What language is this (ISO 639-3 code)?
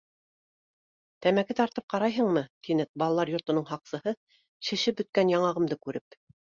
bak